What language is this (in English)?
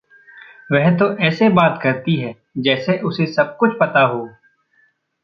Hindi